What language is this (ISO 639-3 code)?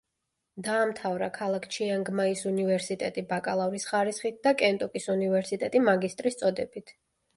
kat